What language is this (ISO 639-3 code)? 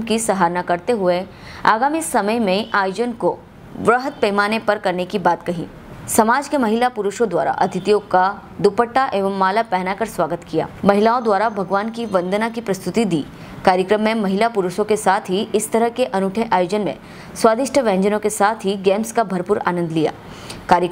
hin